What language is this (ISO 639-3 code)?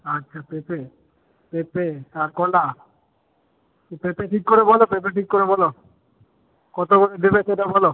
ben